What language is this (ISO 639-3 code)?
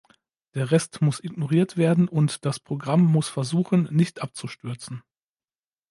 deu